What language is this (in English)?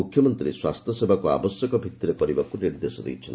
Odia